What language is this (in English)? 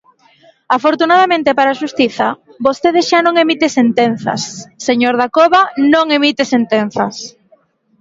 Galician